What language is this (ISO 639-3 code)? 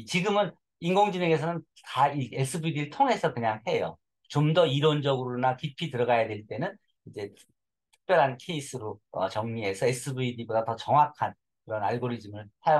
kor